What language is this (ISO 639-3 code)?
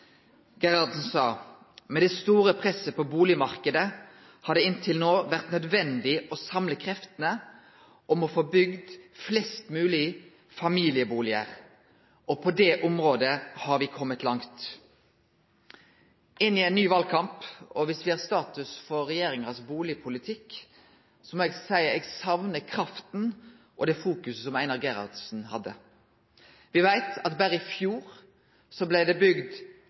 nno